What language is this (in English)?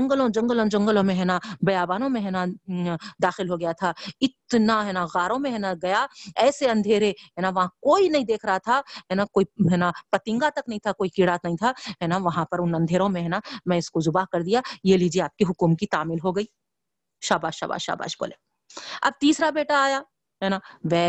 Urdu